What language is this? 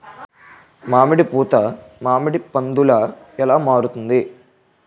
Telugu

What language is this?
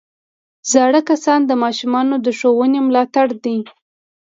Pashto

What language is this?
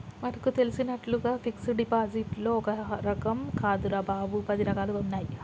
Telugu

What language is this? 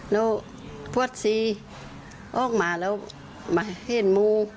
Thai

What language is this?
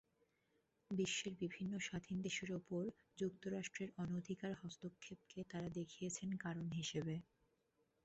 Bangla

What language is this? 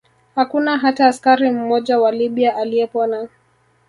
Swahili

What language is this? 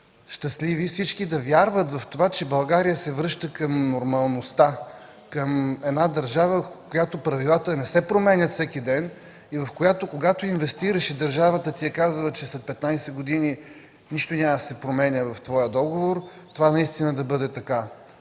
Bulgarian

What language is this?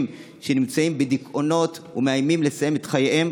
Hebrew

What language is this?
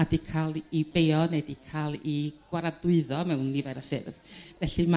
Welsh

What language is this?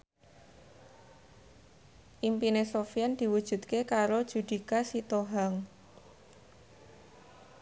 Javanese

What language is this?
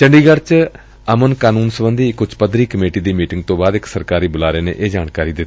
Punjabi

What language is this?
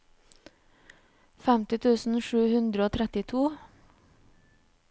Norwegian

